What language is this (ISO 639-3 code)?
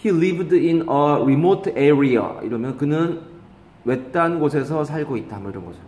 kor